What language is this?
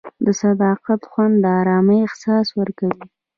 Pashto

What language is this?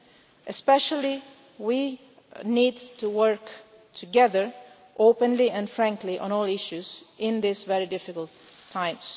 English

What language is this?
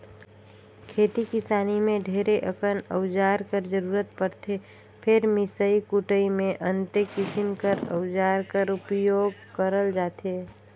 Chhattisgarhi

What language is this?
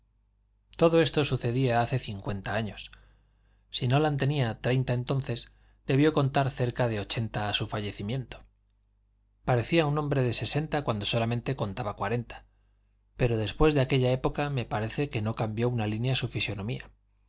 Spanish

